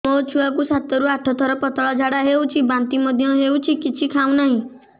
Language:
Odia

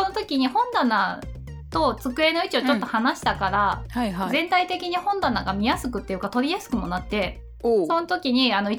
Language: Japanese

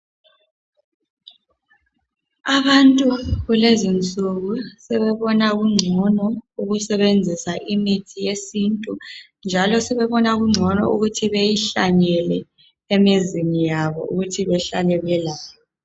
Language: North Ndebele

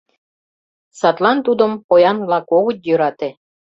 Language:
Mari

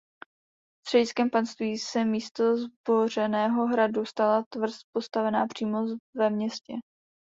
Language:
Czech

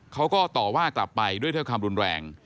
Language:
Thai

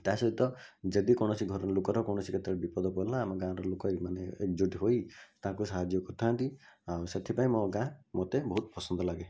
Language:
Odia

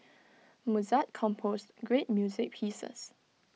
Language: English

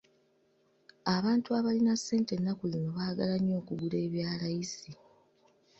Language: Ganda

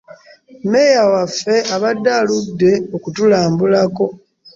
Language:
Ganda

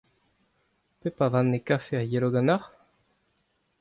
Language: Breton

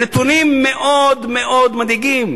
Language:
Hebrew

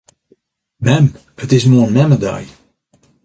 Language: Western Frisian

